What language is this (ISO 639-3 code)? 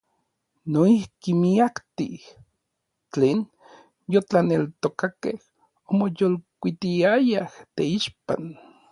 nlv